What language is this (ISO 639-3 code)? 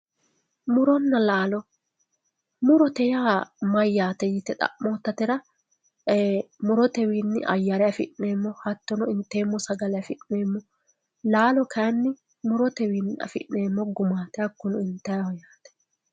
sid